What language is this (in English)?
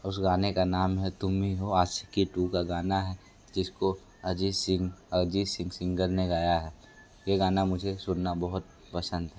Hindi